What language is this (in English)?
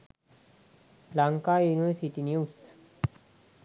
Sinhala